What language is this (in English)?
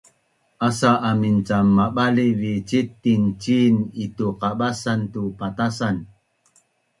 Bunun